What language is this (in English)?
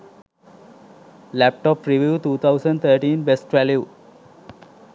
Sinhala